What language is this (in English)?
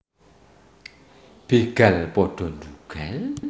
Javanese